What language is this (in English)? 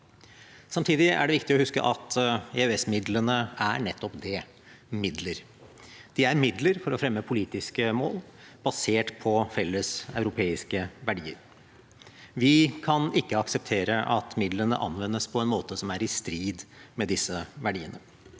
Norwegian